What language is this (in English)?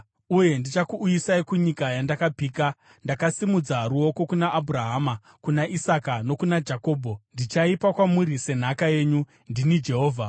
Shona